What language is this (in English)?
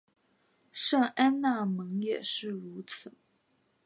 Chinese